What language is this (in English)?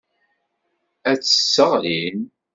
Kabyle